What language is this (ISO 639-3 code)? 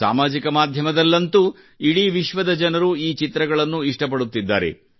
kan